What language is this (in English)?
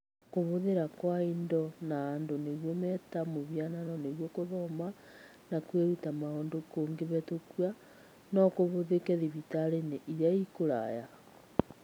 Kikuyu